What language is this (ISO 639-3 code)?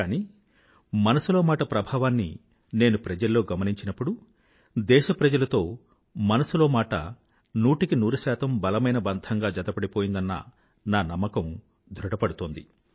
tel